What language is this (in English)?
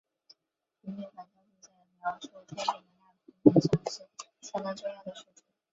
Chinese